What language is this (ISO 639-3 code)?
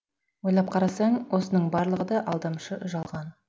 kaz